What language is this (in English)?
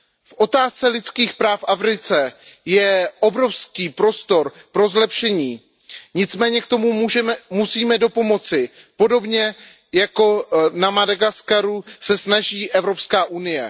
Czech